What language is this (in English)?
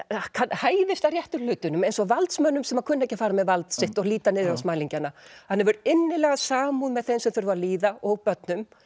Icelandic